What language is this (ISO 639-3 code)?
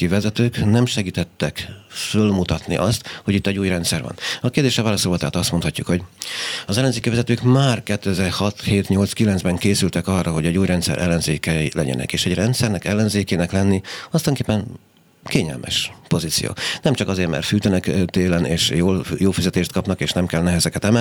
hun